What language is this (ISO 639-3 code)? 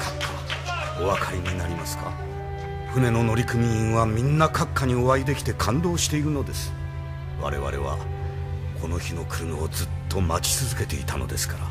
jpn